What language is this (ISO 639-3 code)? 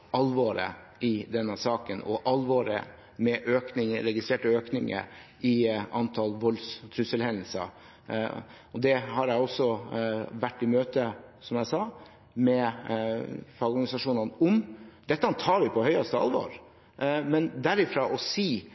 nob